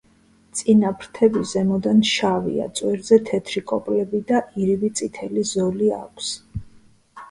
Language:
Georgian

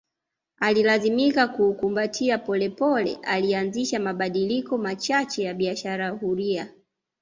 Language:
Swahili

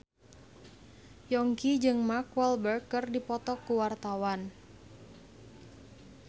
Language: Sundanese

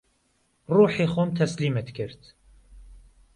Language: Central Kurdish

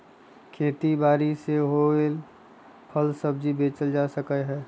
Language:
Magahi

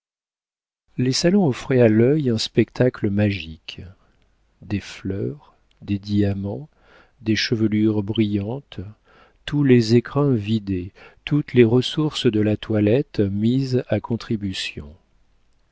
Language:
French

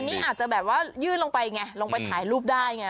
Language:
Thai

